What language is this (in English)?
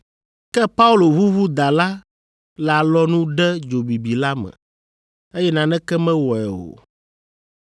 Ewe